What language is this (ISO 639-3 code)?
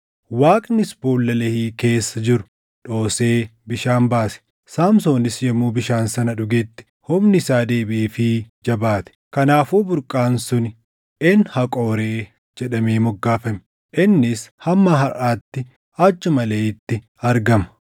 orm